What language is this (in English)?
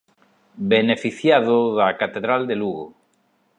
Galician